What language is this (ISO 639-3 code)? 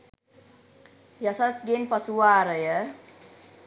sin